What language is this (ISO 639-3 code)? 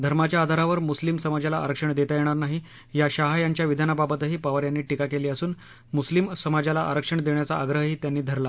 mar